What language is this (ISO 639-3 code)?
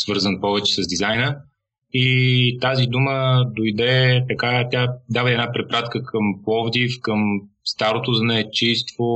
bul